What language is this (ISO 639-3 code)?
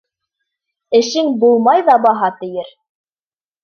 bak